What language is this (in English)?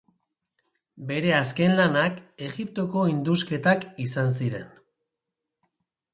Basque